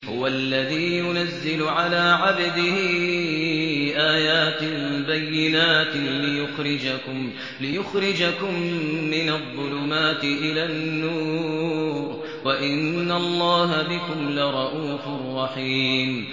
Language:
Arabic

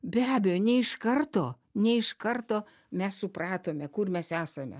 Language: Lithuanian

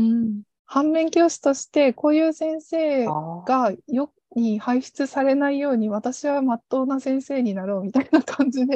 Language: Japanese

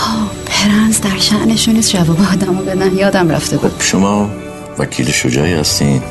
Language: Persian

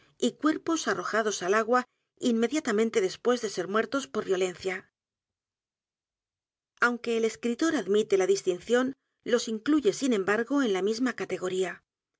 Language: Spanish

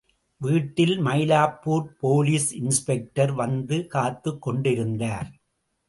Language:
Tamil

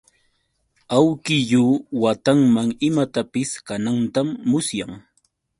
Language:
Yauyos Quechua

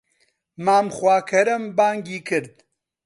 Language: Central Kurdish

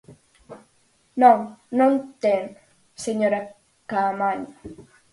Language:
Galician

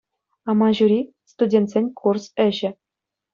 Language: Chuvash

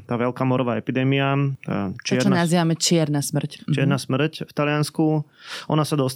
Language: Slovak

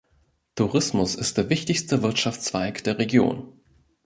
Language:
German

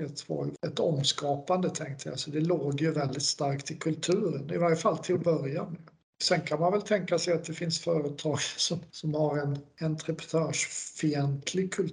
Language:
Swedish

